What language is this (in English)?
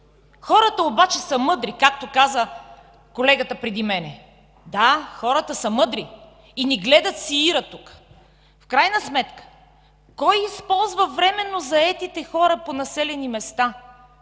Bulgarian